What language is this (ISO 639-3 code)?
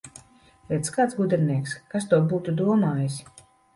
lav